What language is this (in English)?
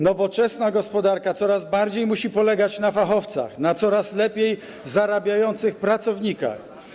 Polish